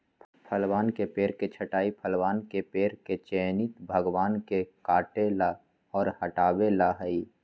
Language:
Magahi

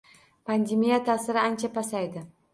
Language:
Uzbek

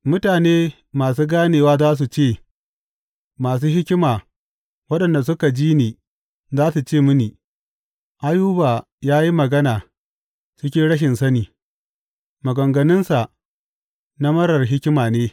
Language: Hausa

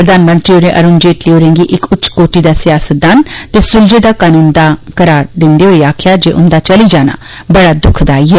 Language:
Dogri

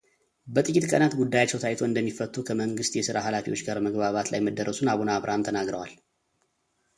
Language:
Amharic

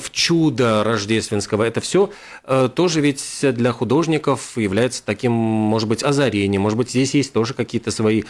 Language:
Russian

